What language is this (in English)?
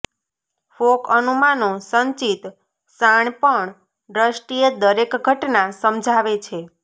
Gujarati